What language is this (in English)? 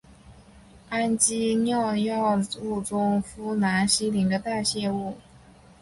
Chinese